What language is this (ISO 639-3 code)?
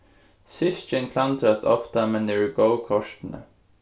fao